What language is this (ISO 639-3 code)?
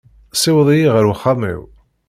kab